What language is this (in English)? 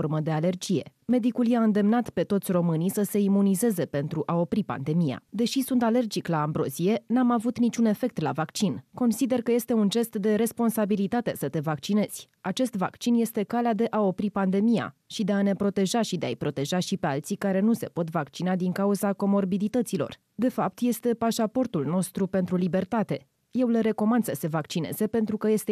Romanian